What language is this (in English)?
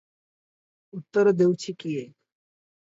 Odia